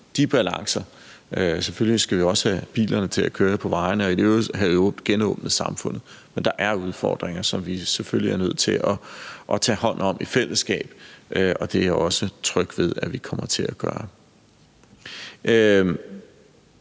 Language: Danish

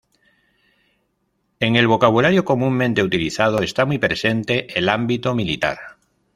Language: Spanish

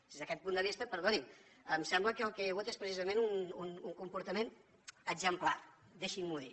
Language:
Catalan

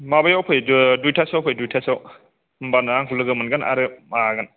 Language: Bodo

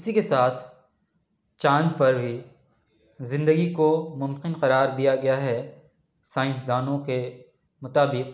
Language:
Urdu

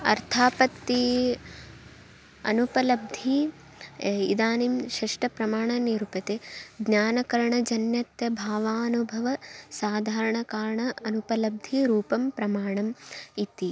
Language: Sanskrit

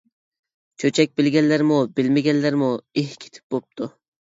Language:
Uyghur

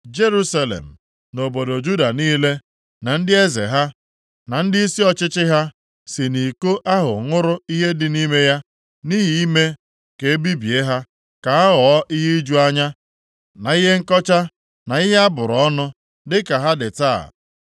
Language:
Igbo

